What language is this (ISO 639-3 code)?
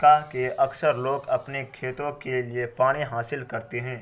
urd